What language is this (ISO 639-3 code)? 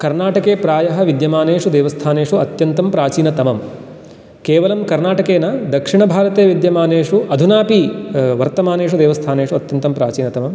san